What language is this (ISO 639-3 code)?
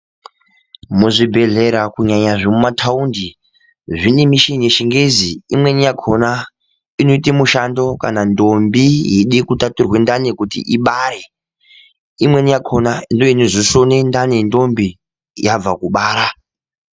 ndc